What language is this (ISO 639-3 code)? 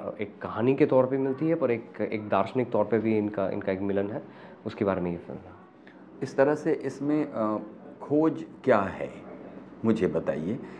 hin